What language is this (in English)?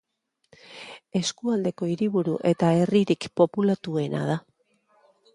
Basque